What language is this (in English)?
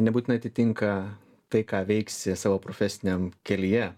Lithuanian